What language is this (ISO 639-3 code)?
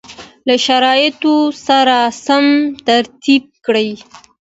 pus